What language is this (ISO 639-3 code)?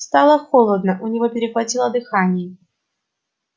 rus